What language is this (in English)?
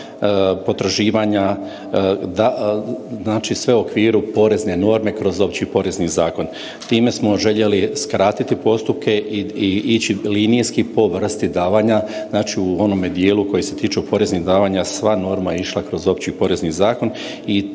Croatian